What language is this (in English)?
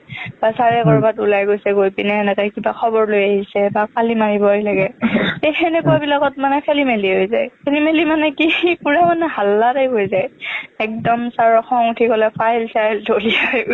Assamese